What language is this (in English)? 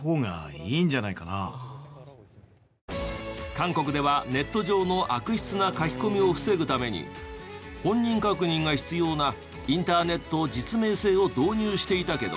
Japanese